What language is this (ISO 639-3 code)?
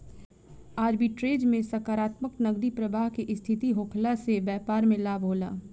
bho